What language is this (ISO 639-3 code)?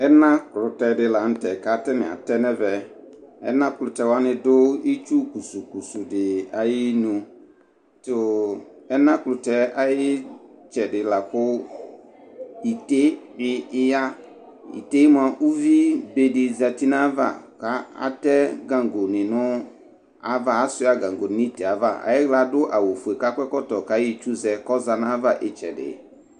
kpo